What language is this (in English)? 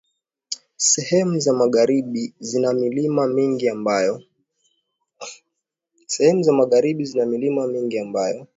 Swahili